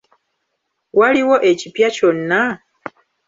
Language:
Ganda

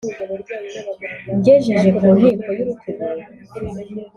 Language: Kinyarwanda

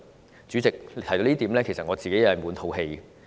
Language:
Cantonese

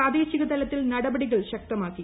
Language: Malayalam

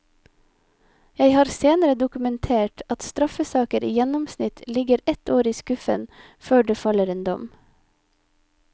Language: Norwegian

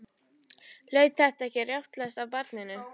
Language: Icelandic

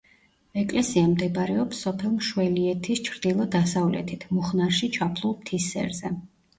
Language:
Georgian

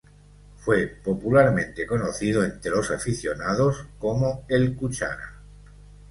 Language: Spanish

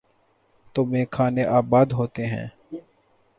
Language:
Urdu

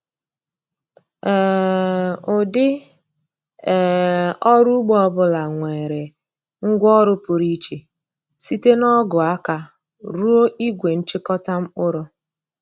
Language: Igbo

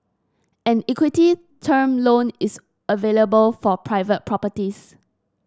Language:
English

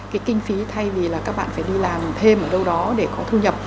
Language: Vietnamese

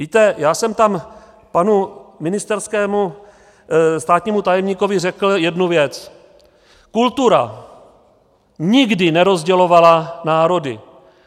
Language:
Czech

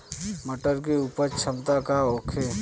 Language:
Bhojpuri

